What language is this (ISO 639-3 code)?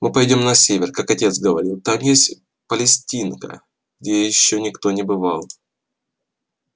rus